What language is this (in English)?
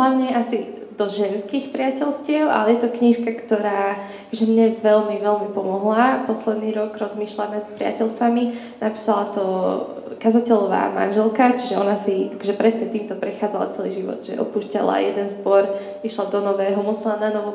Slovak